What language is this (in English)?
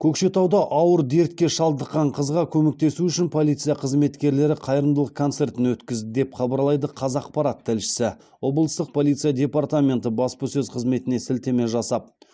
Kazakh